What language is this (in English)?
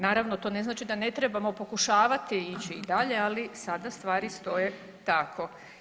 Croatian